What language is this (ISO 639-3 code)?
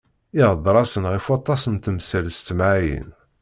kab